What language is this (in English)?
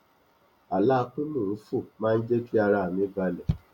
Yoruba